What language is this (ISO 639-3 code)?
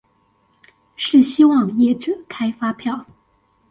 zho